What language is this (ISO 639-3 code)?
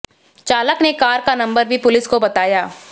hin